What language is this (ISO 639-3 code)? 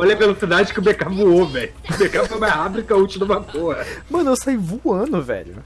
por